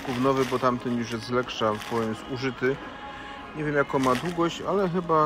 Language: Polish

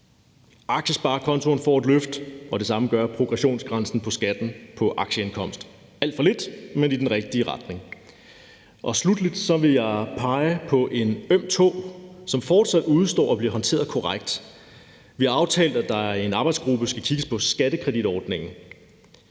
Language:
Danish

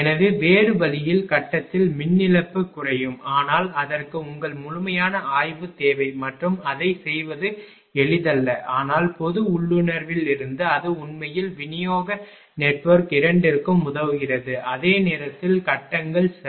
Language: Tamil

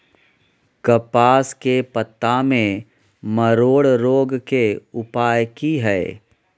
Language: Maithili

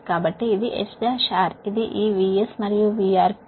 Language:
Telugu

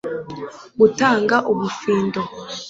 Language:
Kinyarwanda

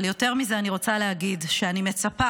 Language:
Hebrew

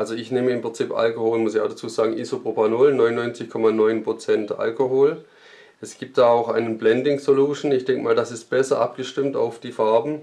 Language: German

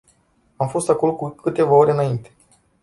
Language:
Romanian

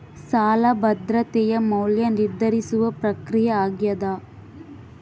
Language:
Kannada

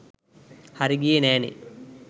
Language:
Sinhala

